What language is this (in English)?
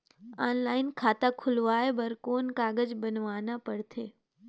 Chhattisgarhi